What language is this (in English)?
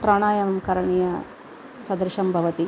Sanskrit